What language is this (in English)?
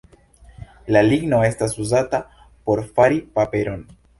Esperanto